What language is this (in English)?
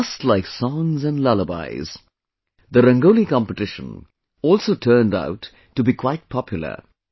English